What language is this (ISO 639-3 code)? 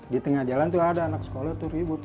ind